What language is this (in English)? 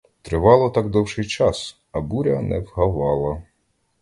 Ukrainian